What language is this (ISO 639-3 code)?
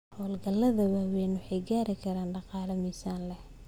som